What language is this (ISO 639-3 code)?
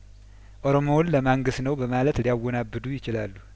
amh